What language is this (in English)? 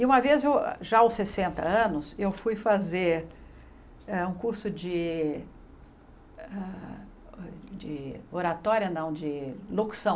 Portuguese